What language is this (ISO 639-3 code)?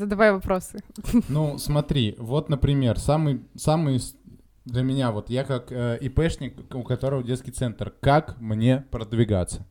rus